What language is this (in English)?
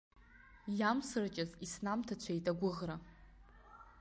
Abkhazian